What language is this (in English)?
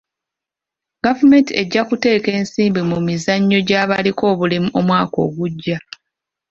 Ganda